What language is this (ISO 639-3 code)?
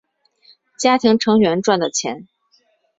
zho